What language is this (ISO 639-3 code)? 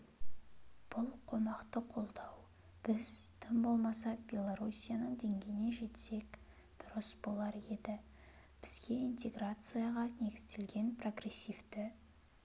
kaz